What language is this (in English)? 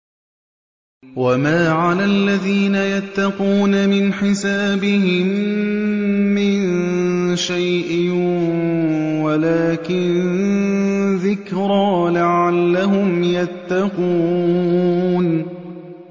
Arabic